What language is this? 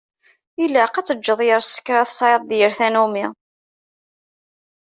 Kabyle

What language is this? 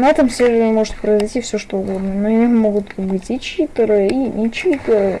Russian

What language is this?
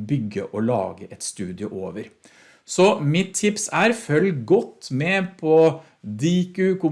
Norwegian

